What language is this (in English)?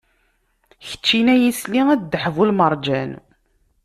Kabyle